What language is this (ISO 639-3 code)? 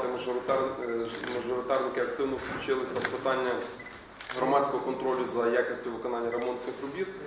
ukr